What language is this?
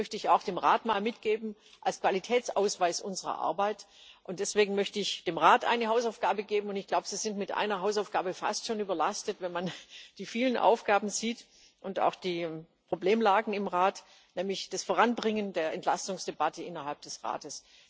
German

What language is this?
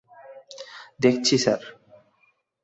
Bangla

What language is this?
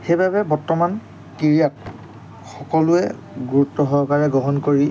Assamese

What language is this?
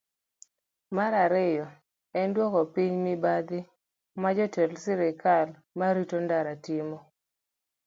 Luo (Kenya and Tanzania)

